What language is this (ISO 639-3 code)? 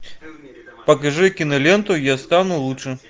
rus